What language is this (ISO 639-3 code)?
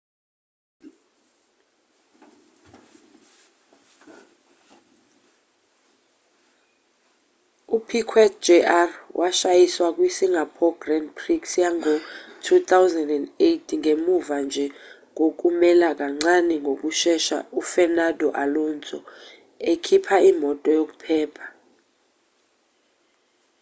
zul